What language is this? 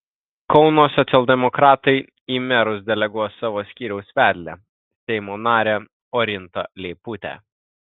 Lithuanian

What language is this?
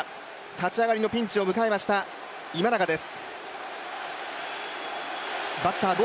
Japanese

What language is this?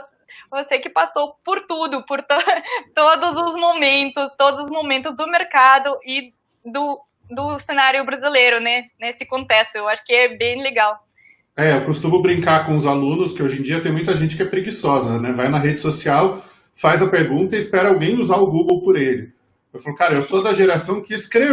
Portuguese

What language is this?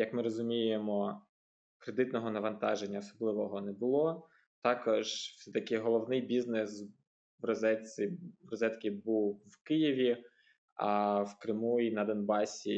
Ukrainian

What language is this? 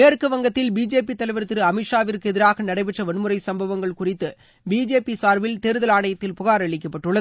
Tamil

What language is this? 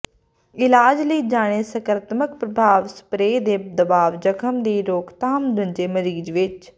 Punjabi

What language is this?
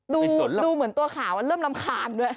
Thai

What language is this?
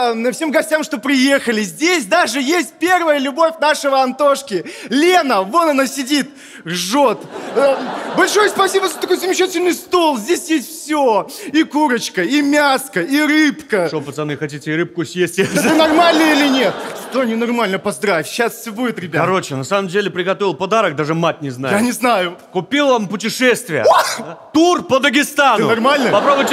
Russian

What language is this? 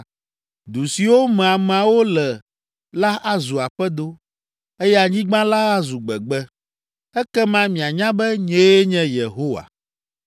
Ewe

